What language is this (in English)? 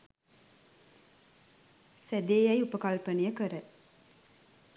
Sinhala